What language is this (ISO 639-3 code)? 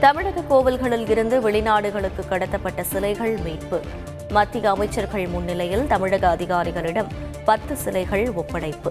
tam